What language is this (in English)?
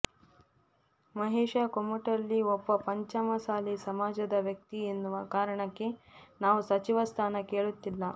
Kannada